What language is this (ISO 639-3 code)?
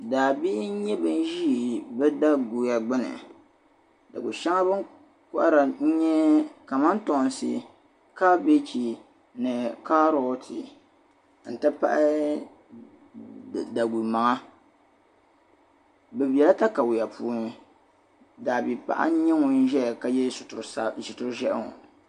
dag